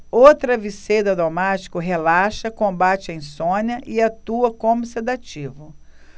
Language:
Portuguese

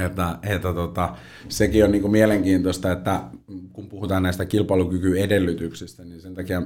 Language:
Finnish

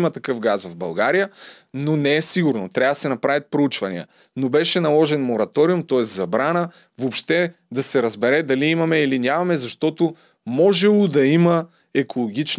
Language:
Bulgarian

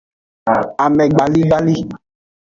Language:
Aja (Benin)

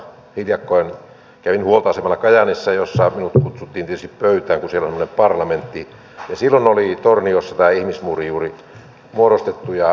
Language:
Finnish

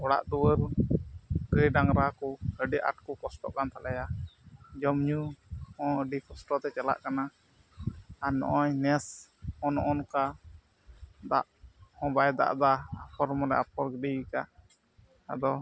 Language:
Santali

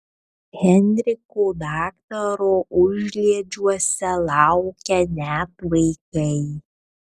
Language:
Lithuanian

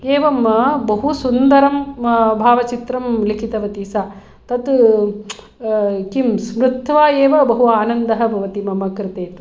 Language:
Sanskrit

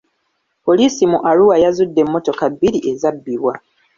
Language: Ganda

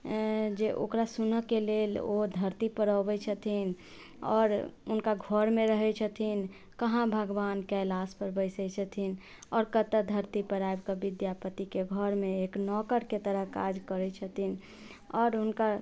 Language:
Maithili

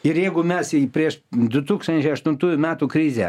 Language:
Lithuanian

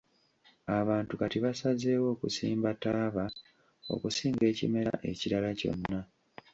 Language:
Ganda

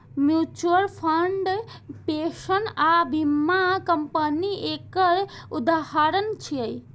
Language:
Maithili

